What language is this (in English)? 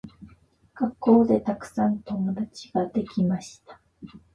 Japanese